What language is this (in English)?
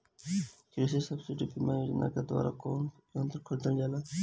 Bhojpuri